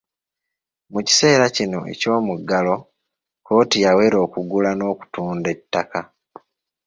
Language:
Ganda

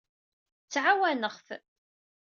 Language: Kabyle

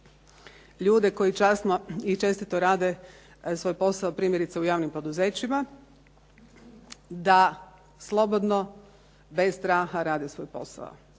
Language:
Croatian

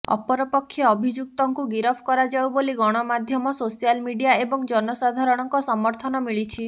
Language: Odia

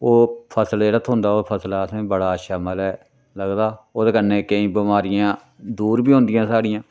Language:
Dogri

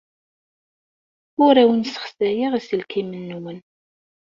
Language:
Kabyle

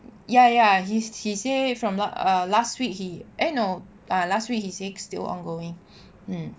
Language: English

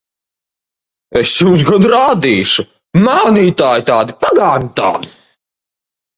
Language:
Latvian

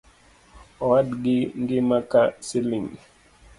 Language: Luo (Kenya and Tanzania)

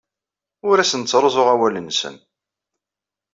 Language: Kabyle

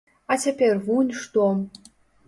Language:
Belarusian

